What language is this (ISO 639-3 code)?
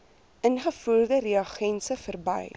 afr